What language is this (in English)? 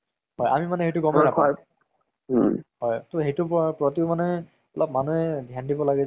Assamese